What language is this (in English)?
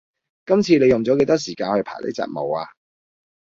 Cantonese